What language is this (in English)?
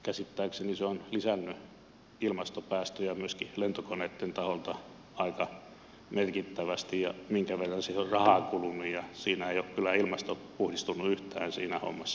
Finnish